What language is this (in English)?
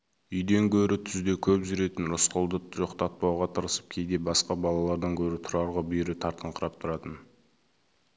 Kazakh